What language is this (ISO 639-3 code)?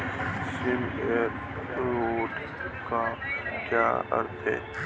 hin